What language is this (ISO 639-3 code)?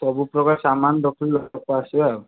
ori